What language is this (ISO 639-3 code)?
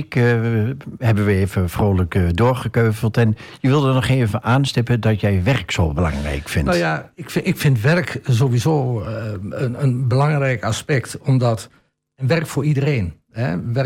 nld